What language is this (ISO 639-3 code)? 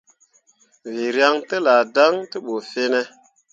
mua